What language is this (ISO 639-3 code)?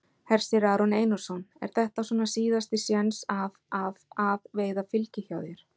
isl